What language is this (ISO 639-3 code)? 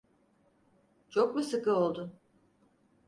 tur